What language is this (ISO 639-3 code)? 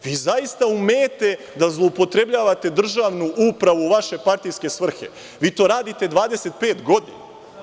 srp